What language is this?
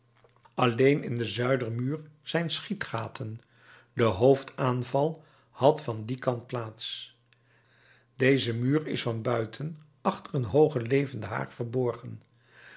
Dutch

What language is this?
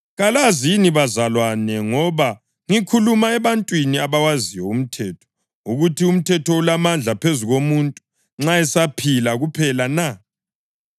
North Ndebele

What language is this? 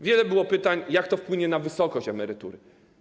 Polish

